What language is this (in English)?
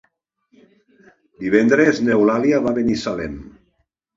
Catalan